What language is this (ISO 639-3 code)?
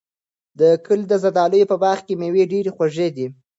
pus